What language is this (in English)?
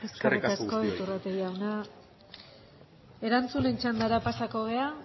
Basque